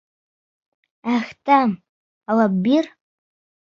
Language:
Bashkir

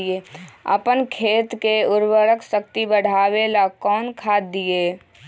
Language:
Magahi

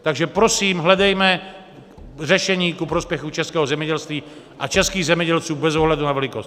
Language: Czech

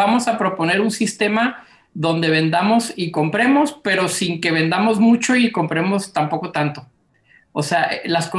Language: Spanish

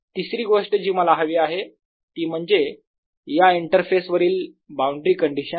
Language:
Marathi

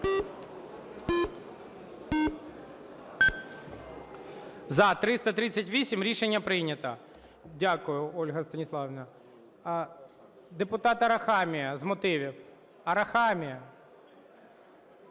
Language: Ukrainian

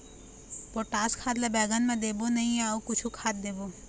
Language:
Chhattisgarhi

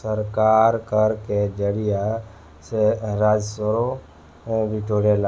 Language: Bhojpuri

